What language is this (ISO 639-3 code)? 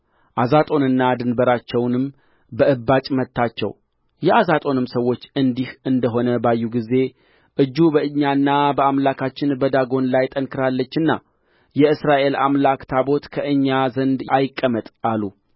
amh